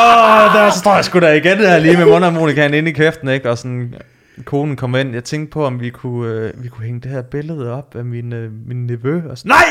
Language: Danish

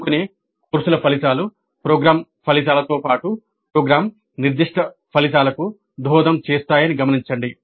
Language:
Telugu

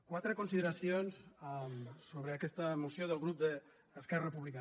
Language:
Catalan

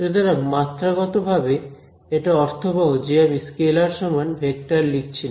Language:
Bangla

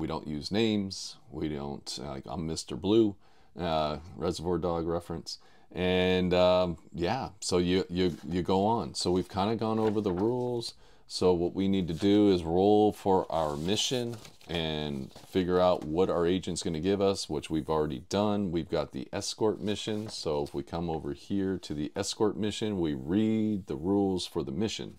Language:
English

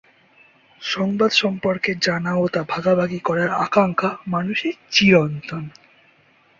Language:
Bangla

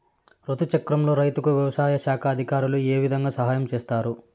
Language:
Telugu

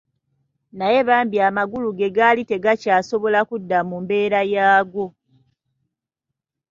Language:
Ganda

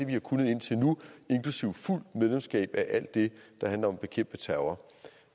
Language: Danish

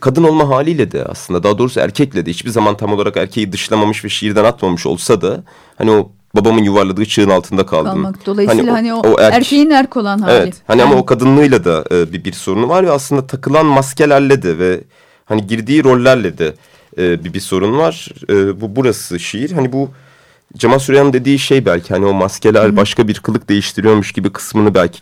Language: Turkish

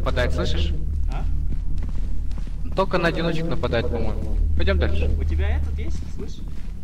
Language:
Russian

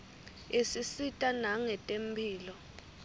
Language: Swati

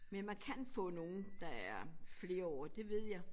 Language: Danish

